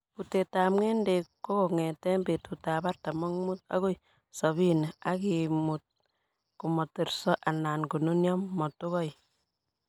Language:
Kalenjin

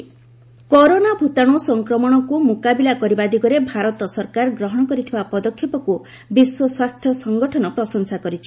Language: Odia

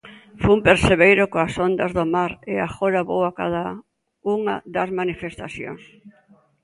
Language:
Galician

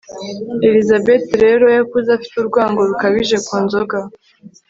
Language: Kinyarwanda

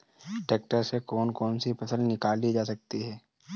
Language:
Hindi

